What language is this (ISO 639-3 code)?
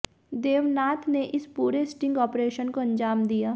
hin